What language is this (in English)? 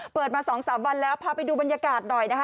Thai